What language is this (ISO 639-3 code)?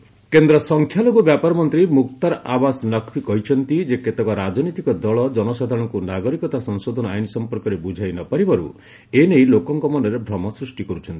ori